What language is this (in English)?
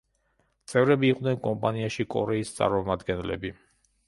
Georgian